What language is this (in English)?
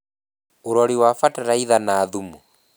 Kikuyu